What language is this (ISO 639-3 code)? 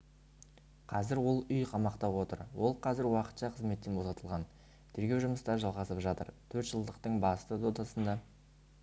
kaz